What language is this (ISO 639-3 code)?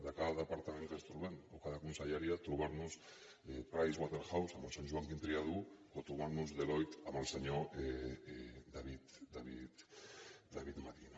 cat